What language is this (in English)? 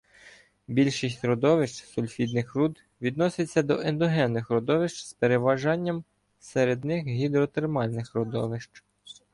Ukrainian